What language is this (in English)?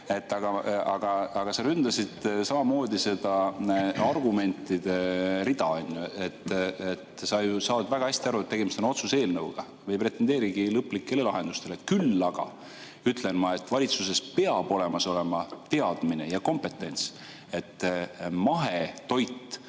Estonian